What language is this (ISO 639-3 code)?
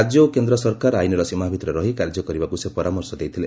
ori